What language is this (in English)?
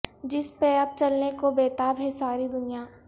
Urdu